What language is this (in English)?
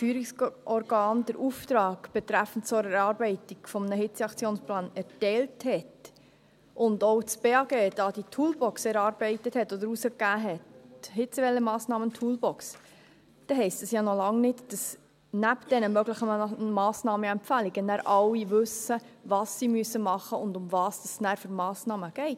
Swiss German